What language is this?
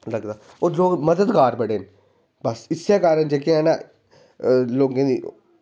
Dogri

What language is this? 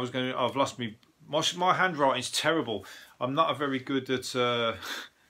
English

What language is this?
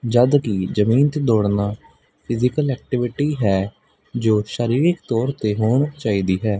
Punjabi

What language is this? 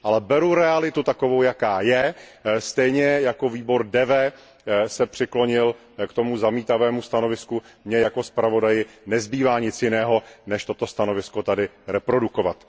Czech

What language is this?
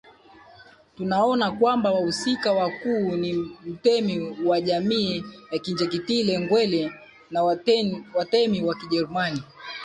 Swahili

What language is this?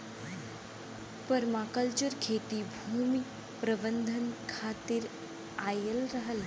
Bhojpuri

